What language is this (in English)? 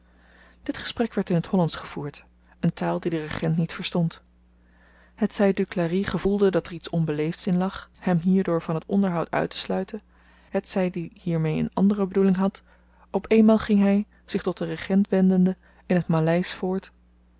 Dutch